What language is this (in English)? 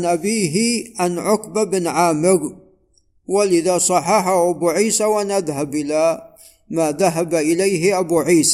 Arabic